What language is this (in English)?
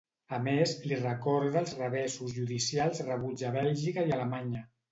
Catalan